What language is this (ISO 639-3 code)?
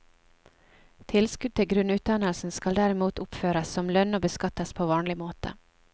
nor